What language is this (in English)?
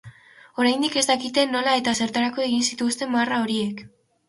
Basque